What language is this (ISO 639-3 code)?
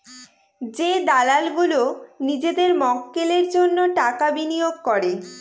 ben